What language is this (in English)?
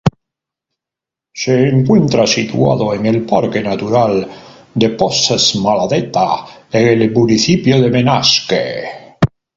Spanish